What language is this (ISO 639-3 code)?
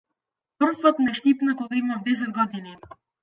mkd